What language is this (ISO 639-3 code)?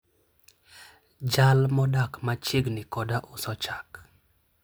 luo